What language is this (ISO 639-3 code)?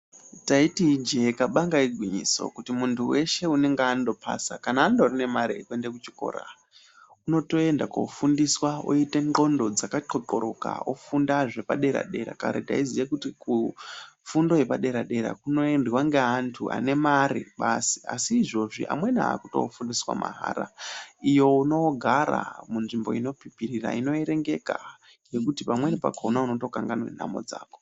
ndc